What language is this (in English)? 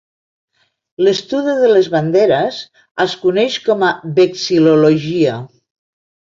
Catalan